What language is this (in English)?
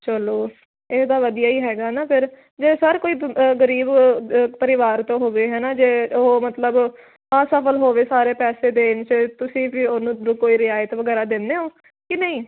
Punjabi